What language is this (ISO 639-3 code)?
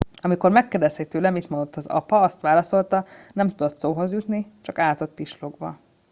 hun